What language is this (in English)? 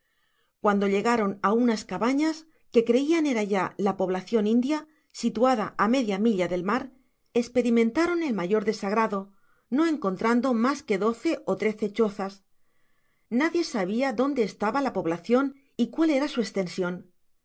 Spanish